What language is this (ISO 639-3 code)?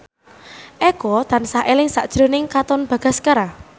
jav